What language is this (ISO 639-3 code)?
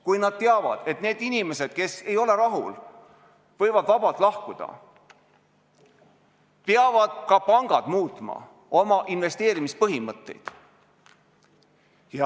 est